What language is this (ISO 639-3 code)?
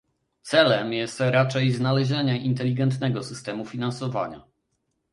pol